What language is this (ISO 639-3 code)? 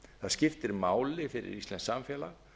isl